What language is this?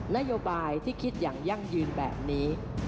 Thai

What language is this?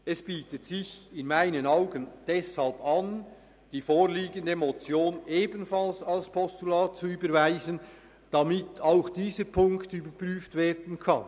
Swiss German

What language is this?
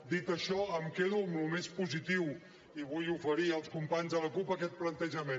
Catalan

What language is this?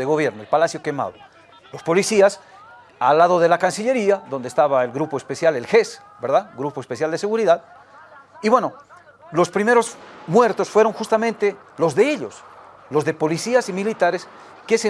Spanish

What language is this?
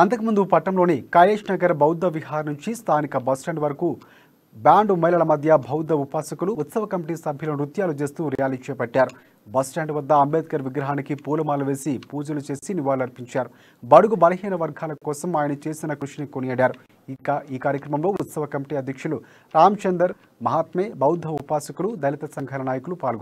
Telugu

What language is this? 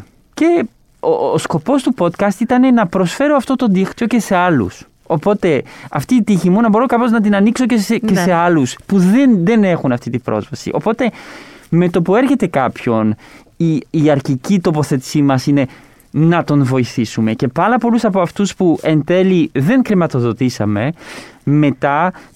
Greek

